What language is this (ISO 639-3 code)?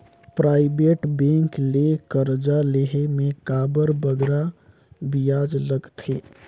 hne